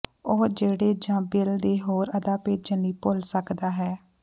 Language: Punjabi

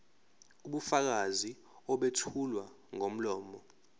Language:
Zulu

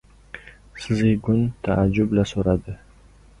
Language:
Uzbek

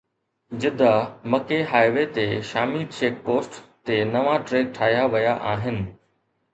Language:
Sindhi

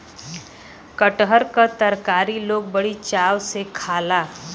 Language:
Bhojpuri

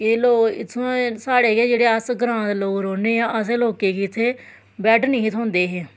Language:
Dogri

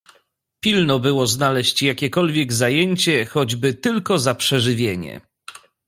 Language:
Polish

